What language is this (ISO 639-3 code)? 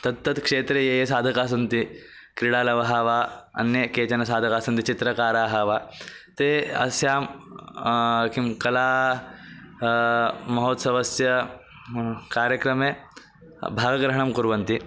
san